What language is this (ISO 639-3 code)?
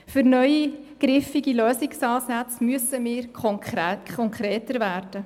gsw